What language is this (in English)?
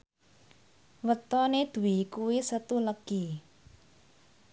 Javanese